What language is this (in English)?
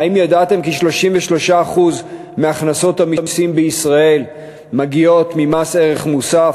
Hebrew